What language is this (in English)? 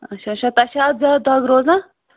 Kashmiri